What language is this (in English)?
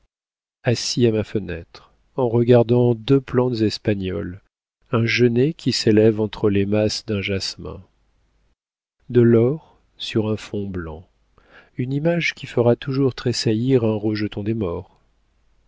French